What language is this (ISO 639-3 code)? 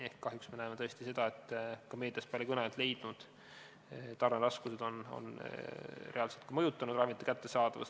est